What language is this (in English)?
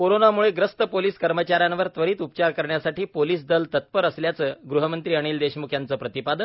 Marathi